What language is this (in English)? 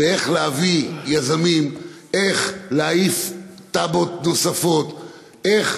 Hebrew